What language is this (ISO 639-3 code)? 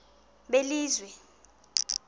xho